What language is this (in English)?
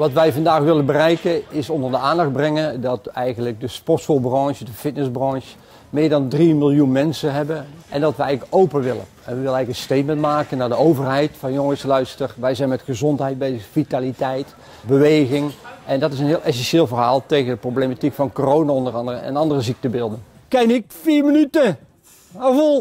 Dutch